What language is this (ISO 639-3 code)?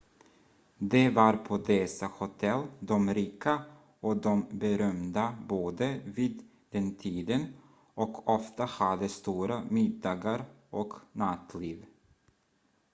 swe